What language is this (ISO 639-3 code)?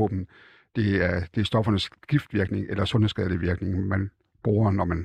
dan